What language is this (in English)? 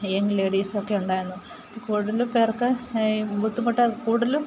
Malayalam